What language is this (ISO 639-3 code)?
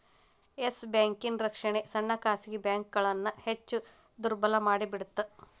kan